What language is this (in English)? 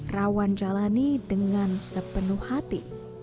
Indonesian